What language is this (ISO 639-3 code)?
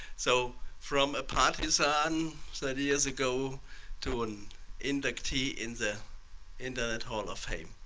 eng